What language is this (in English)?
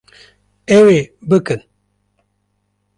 Kurdish